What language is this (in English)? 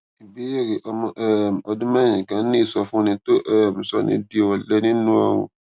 Yoruba